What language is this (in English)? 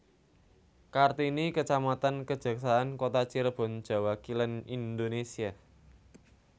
Javanese